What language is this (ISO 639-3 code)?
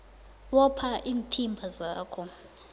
nbl